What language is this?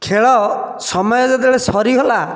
Odia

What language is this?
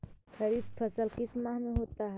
Magahi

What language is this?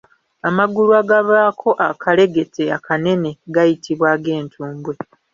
Ganda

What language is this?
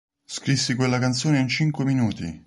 Italian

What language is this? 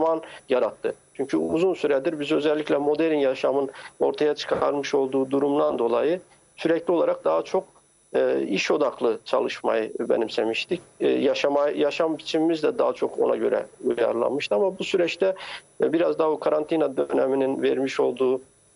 Turkish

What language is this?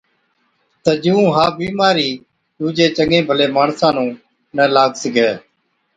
Od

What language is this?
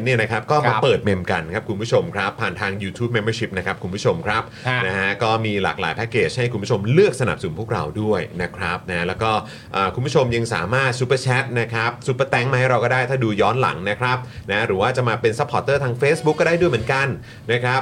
Thai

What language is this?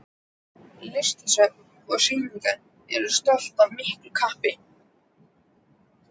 Icelandic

